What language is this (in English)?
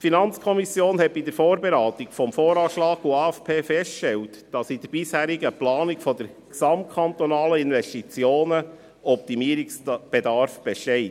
Swiss German